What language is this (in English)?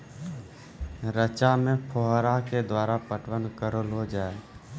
Maithili